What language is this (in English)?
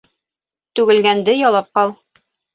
Bashkir